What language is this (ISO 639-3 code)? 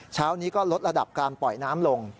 tha